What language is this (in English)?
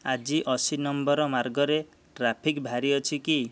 Odia